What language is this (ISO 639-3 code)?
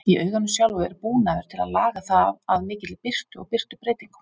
isl